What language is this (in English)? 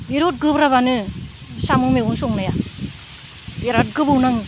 Bodo